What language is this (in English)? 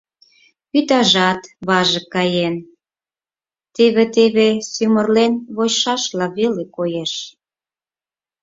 Mari